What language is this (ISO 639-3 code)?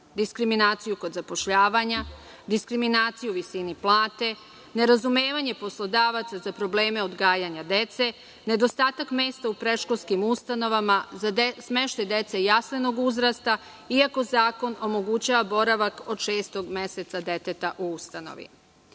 srp